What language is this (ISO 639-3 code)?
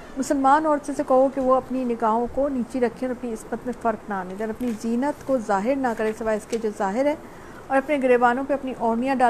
urd